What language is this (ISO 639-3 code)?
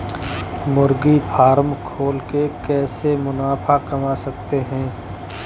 hin